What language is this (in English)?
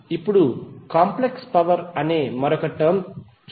Telugu